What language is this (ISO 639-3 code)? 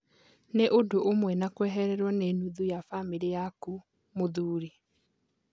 kik